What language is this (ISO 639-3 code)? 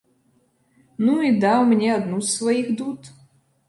bel